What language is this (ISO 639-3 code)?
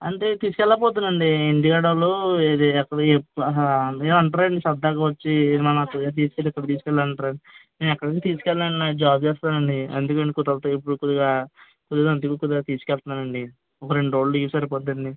tel